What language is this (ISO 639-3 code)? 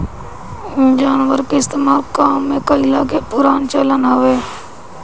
bho